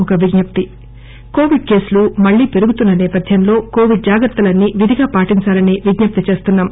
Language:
Telugu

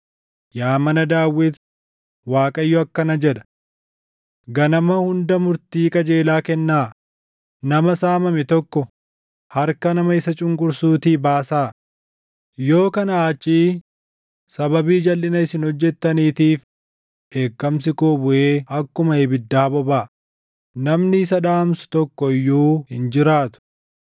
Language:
Oromo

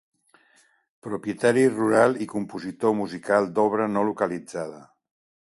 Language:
Catalan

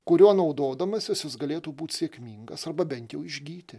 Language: Lithuanian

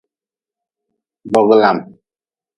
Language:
Nawdm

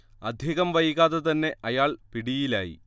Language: Malayalam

